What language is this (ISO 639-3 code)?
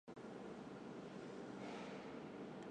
zho